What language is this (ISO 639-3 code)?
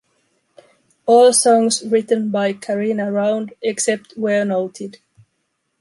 eng